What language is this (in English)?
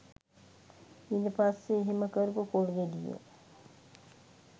Sinhala